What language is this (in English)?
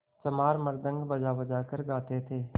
Hindi